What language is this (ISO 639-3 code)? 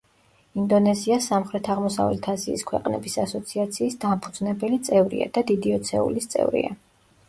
kat